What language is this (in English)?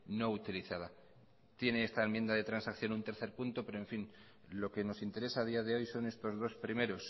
Spanish